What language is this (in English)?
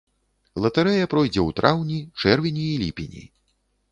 Belarusian